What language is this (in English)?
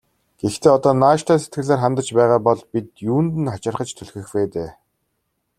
Mongolian